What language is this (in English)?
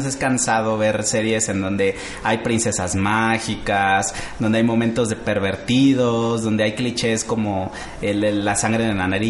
Spanish